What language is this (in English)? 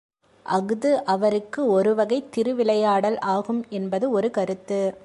Tamil